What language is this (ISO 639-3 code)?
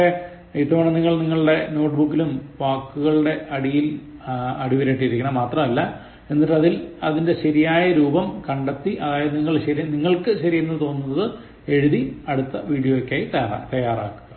mal